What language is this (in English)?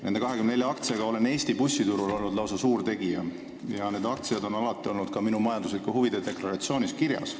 Estonian